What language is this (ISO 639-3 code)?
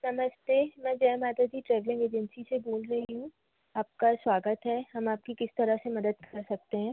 hin